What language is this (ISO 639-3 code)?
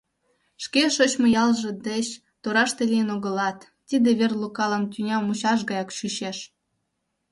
chm